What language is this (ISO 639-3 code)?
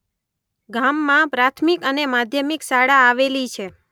guj